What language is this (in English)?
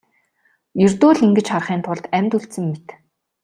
Mongolian